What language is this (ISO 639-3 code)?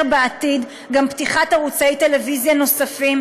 heb